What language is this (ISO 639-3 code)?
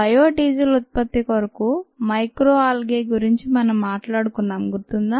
tel